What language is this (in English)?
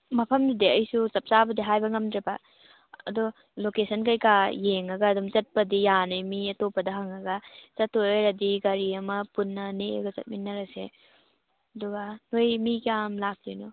Manipuri